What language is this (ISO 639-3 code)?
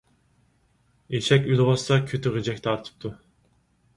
uig